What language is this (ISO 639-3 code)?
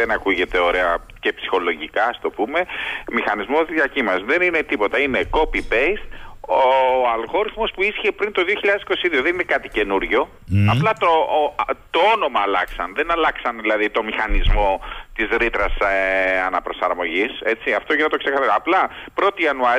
ell